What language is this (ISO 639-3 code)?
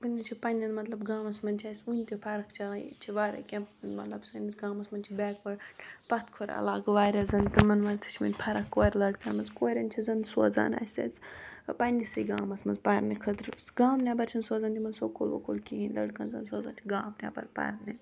kas